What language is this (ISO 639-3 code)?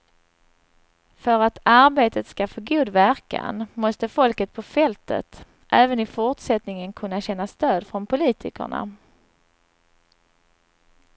swe